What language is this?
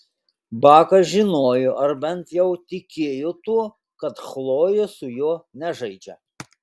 Lithuanian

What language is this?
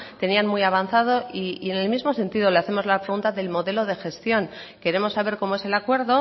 Spanish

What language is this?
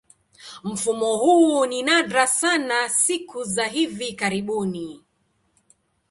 Swahili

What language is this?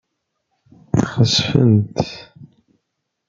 Kabyle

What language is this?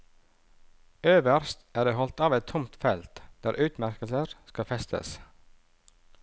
Norwegian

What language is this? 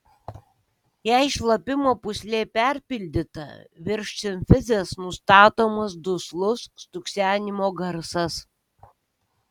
Lithuanian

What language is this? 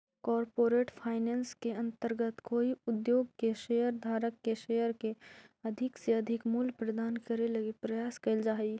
Magahi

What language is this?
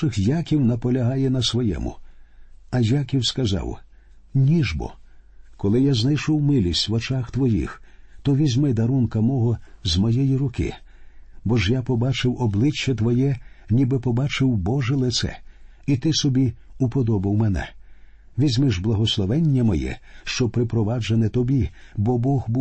Ukrainian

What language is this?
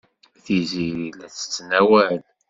Kabyle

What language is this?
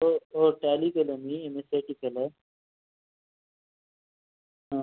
Marathi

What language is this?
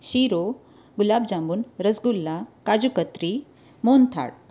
Gujarati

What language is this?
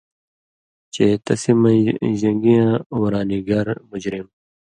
Indus Kohistani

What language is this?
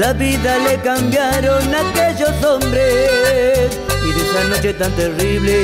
Spanish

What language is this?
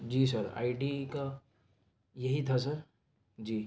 Urdu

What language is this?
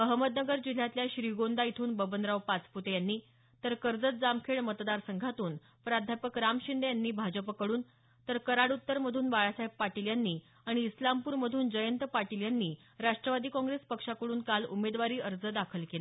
Marathi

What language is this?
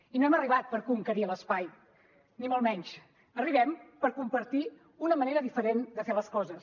Catalan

